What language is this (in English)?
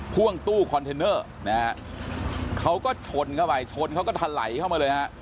Thai